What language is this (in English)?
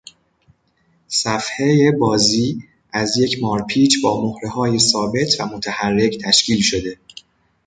Persian